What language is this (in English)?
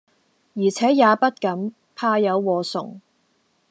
Cantonese